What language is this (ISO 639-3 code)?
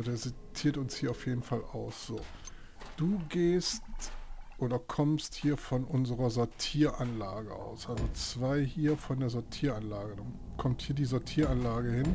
deu